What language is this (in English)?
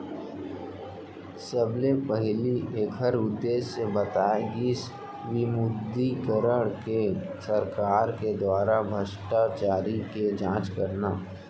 Chhattisgarhi